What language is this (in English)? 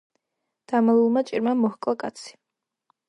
Georgian